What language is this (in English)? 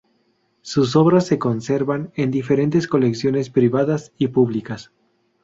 Spanish